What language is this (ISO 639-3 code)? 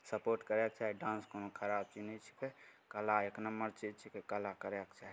mai